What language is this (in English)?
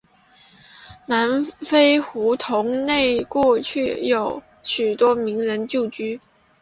Chinese